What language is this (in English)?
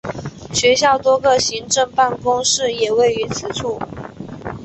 Chinese